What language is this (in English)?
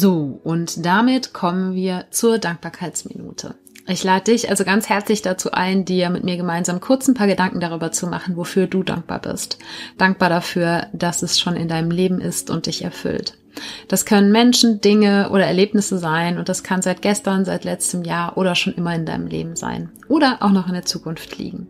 German